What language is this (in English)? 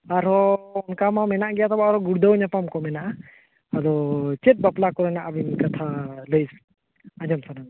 Santali